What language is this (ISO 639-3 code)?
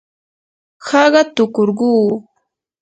qur